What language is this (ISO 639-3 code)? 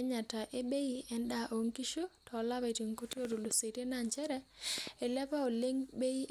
mas